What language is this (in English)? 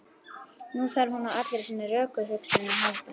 Icelandic